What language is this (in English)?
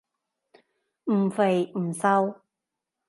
Cantonese